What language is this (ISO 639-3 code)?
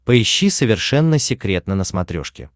rus